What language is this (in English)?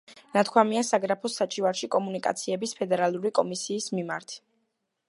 Georgian